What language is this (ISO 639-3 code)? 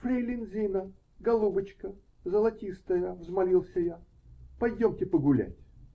rus